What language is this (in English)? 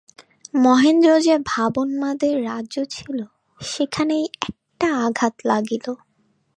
Bangla